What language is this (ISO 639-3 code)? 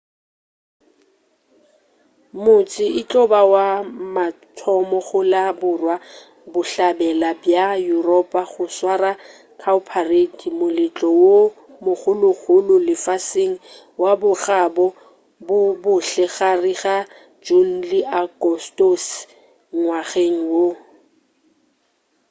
nso